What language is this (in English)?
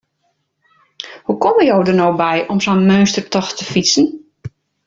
Western Frisian